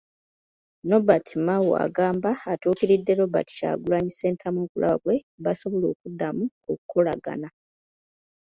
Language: Ganda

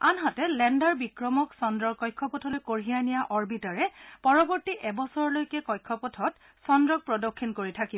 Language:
Assamese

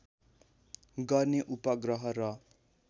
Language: Nepali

